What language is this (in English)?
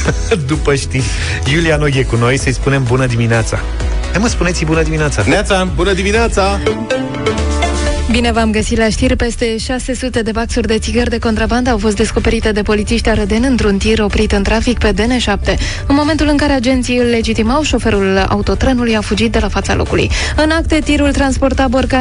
Romanian